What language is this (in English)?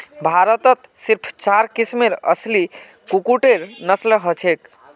Magahi